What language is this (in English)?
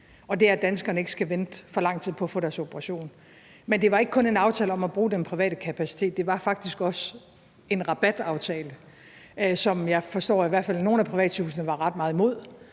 Danish